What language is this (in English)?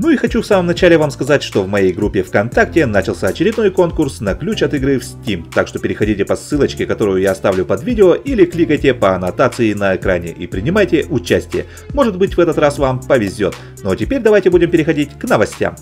Russian